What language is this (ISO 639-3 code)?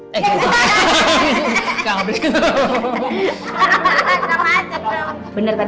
ind